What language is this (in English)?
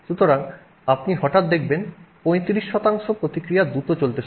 Bangla